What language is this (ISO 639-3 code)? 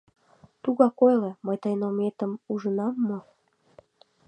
chm